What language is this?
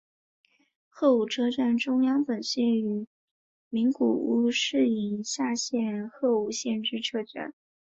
Chinese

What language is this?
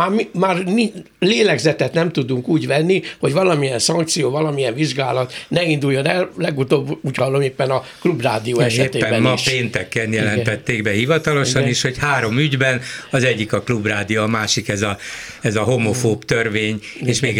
Hungarian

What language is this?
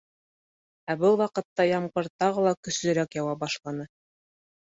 Bashkir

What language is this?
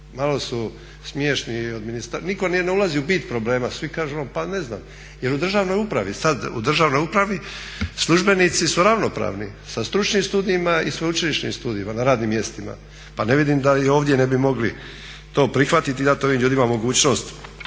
Croatian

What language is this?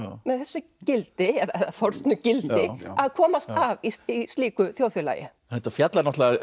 Icelandic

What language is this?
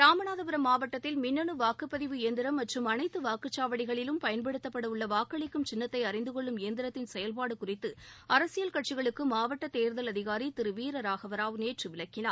Tamil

